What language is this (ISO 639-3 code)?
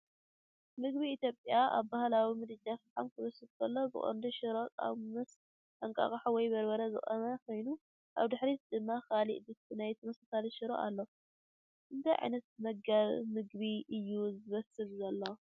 tir